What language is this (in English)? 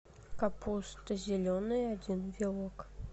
Russian